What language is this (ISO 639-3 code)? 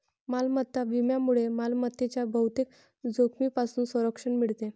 mar